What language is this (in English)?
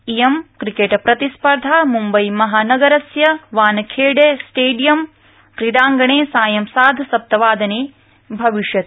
Sanskrit